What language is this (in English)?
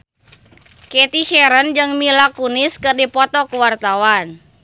Sundanese